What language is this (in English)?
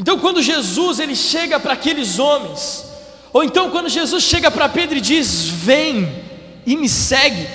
Portuguese